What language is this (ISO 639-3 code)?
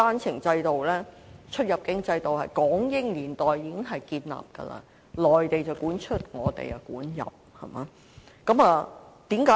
yue